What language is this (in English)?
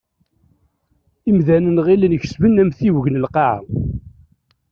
Kabyle